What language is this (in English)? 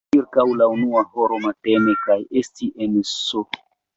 Esperanto